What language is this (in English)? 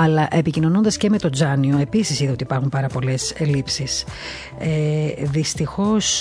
Greek